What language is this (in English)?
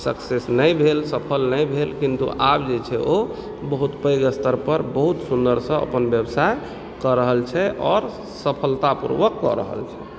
Maithili